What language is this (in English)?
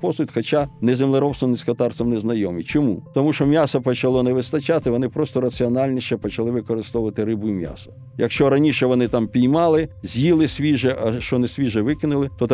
Ukrainian